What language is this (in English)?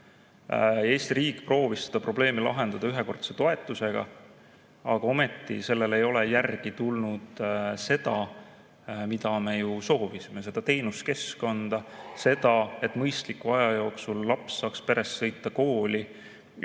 Estonian